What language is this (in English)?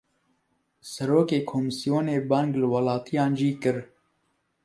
Kurdish